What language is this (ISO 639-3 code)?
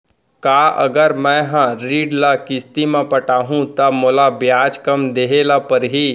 hne